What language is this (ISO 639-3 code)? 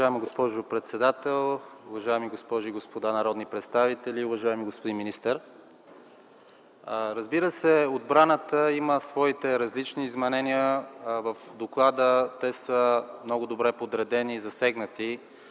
bul